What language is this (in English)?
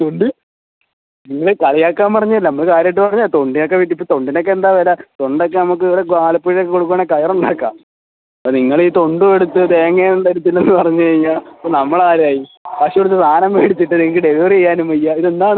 Malayalam